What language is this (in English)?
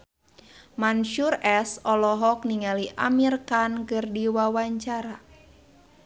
Sundanese